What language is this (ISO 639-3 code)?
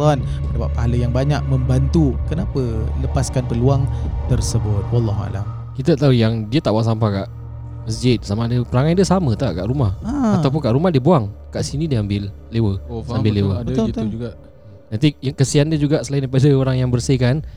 msa